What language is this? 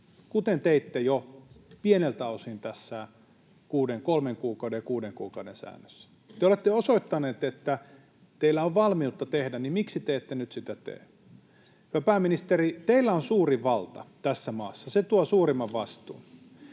Finnish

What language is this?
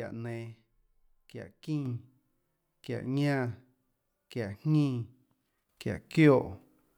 Tlacoatzintepec Chinantec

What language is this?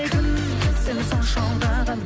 Kazakh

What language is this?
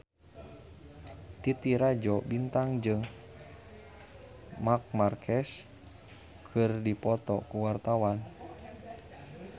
Sundanese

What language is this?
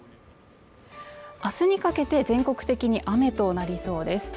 Japanese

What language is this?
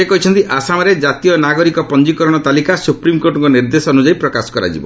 Odia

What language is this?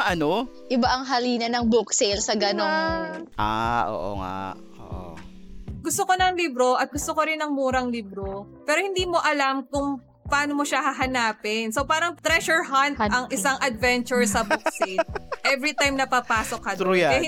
Filipino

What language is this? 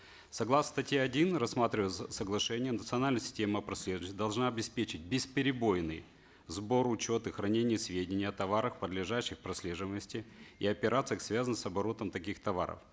Kazakh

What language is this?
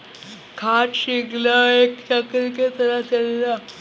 Bhojpuri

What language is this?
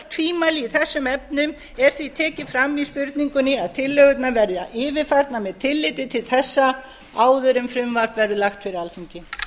Icelandic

